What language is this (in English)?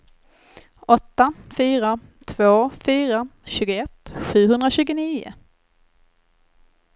Swedish